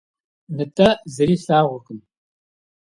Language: Kabardian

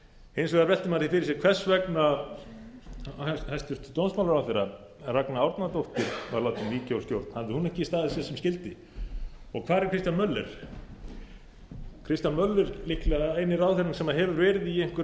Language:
Icelandic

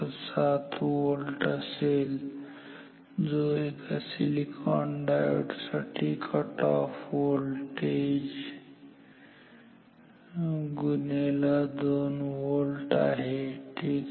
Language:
Marathi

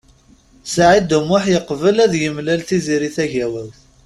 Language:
Kabyle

